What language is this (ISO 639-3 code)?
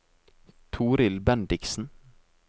nor